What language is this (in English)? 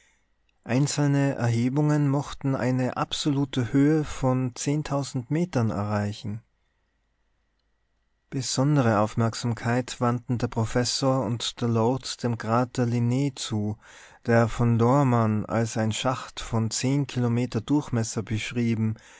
German